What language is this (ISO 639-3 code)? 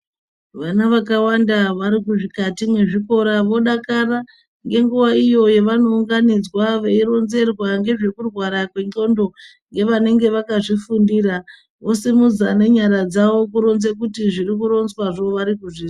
ndc